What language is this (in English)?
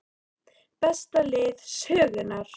Icelandic